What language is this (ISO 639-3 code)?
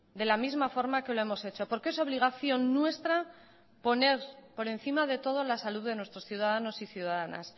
spa